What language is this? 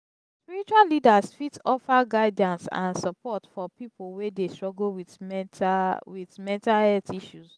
Nigerian Pidgin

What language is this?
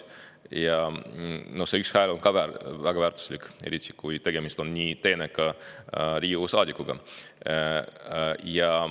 Estonian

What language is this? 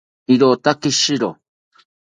South Ucayali Ashéninka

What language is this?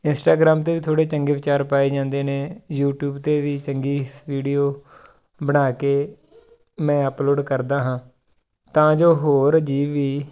Punjabi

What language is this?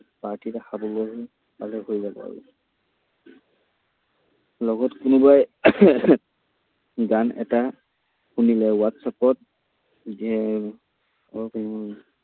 Assamese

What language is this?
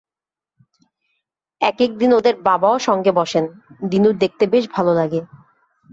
Bangla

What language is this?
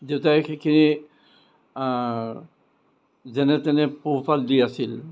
Assamese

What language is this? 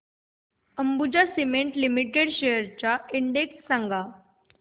Marathi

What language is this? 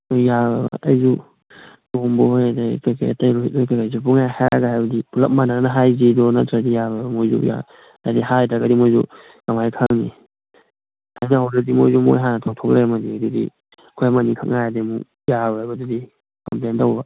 Manipuri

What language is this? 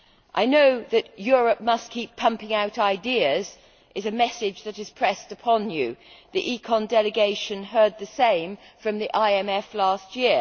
English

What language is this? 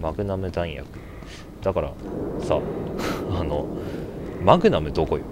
Japanese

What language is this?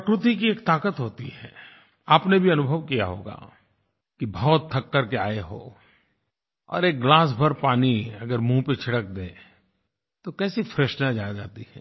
Hindi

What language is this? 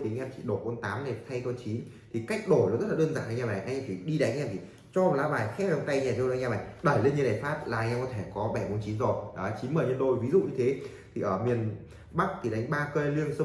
Vietnamese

